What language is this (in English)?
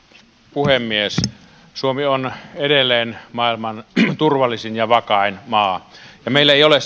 Finnish